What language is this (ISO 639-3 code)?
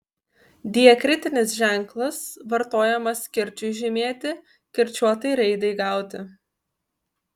lit